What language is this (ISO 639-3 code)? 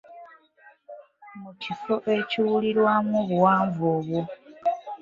lug